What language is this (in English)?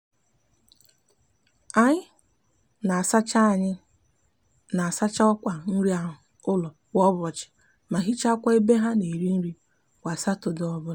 Igbo